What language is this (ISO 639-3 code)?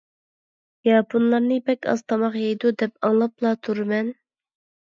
uig